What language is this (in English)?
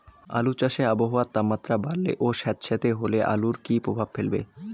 Bangla